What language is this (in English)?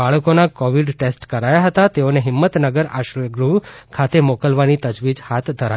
Gujarati